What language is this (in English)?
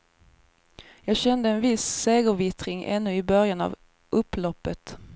Swedish